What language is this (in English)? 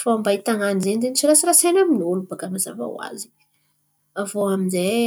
Antankarana Malagasy